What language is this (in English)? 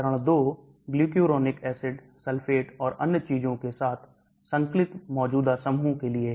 Hindi